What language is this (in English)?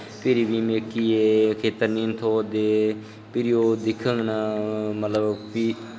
Dogri